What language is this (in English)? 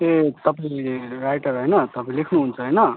Nepali